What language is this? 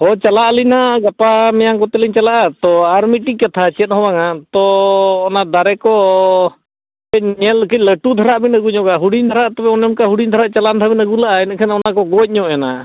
Santali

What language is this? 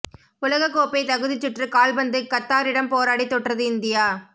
Tamil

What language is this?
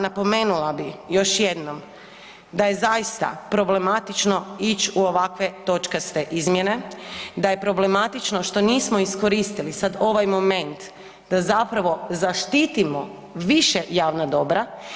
Croatian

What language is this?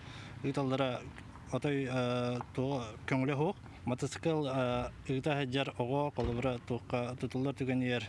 Turkish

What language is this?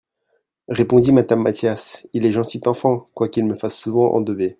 French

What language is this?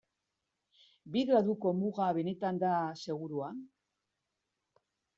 Basque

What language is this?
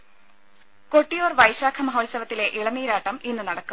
Malayalam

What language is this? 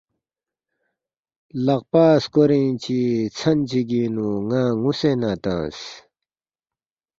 Balti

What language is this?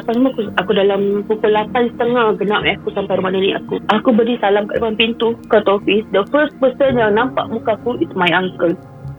Malay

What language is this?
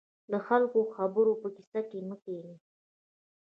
Pashto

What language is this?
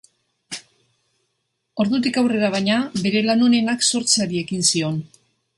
Basque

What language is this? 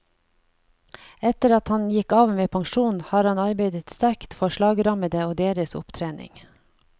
Norwegian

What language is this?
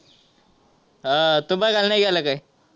Marathi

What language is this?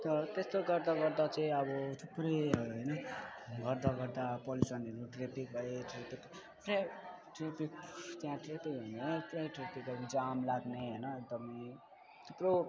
Nepali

